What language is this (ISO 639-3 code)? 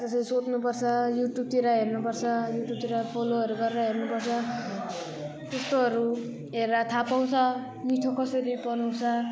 nep